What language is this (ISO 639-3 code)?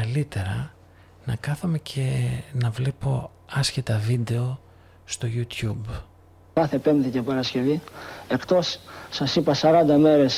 ell